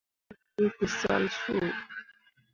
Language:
Mundang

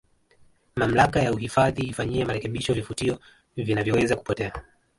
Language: Swahili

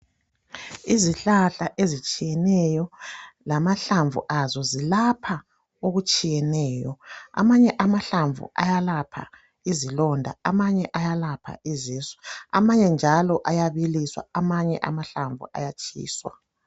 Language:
North Ndebele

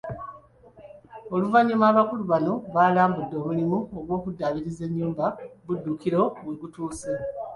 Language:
Ganda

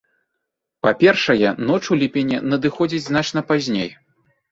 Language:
Belarusian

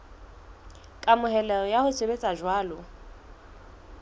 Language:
Southern Sotho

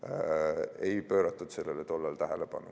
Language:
Estonian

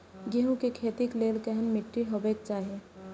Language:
Maithili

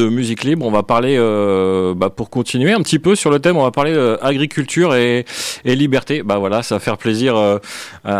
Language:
French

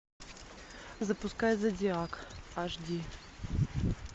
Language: Russian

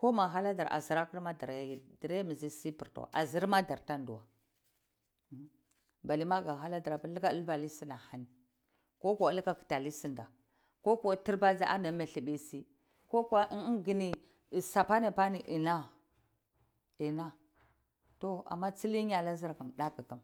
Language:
Cibak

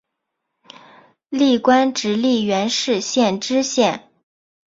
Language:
Chinese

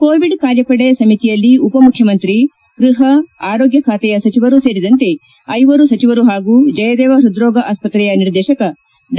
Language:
Kannada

